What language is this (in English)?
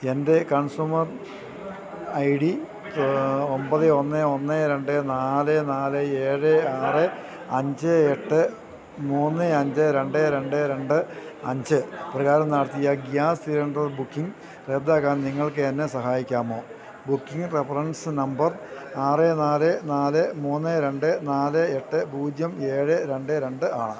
Malayalam